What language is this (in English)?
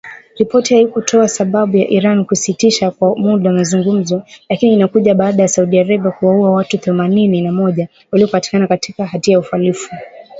Swahili